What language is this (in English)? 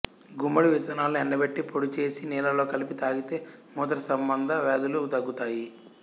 Telugu